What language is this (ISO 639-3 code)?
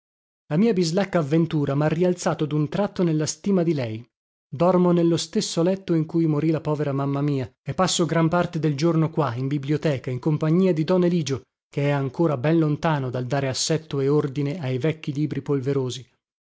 ita